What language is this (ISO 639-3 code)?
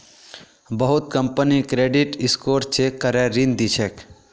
mag